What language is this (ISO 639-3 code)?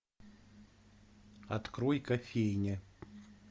rus